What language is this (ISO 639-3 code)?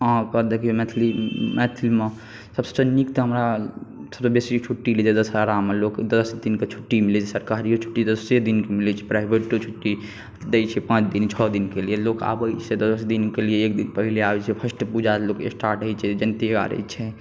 mai